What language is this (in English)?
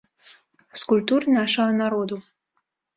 Belarusian